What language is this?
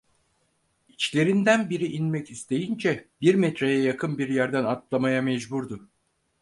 Turkish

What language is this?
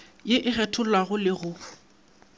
Northern Sotho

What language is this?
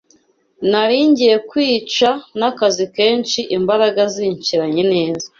Kinyarwanda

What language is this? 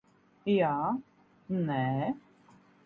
Latvian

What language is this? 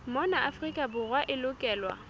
Southern Sotho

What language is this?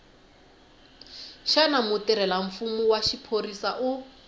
Tsonga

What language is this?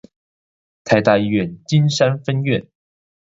Chinese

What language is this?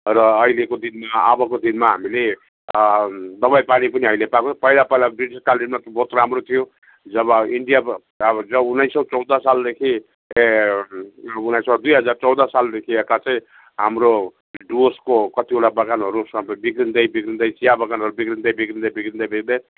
Nepali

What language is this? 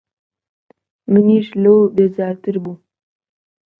Central Kurdish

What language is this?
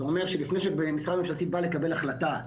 Hebrew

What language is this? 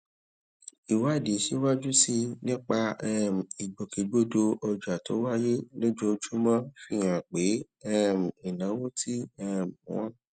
Yoruba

